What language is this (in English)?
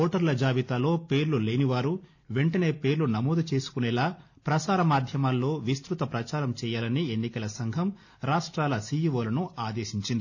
Telugu